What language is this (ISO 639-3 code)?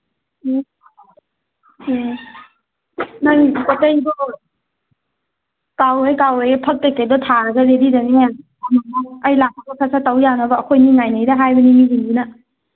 mni